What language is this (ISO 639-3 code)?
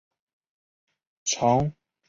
zho